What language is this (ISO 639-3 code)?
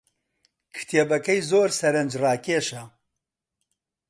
ckb